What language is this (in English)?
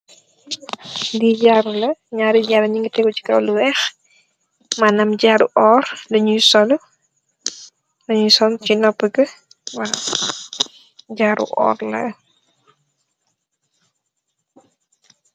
Wolof